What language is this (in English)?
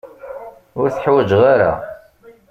Kabyle